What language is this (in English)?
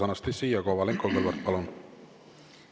Estonian